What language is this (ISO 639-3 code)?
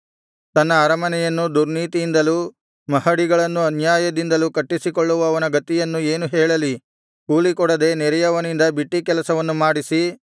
kan